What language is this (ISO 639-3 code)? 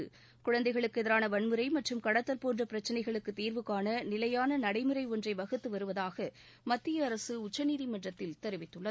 tam